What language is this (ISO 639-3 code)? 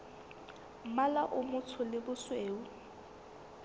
sot